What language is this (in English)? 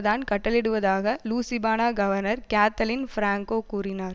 Tamil